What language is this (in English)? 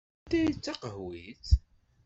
Kabyle